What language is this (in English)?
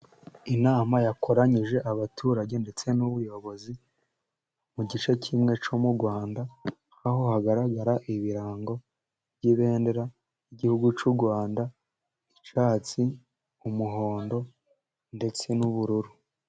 Kinyarwanda